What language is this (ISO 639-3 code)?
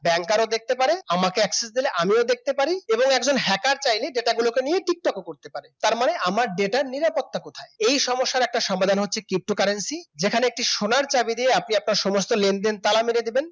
ben